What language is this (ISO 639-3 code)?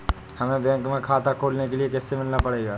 hin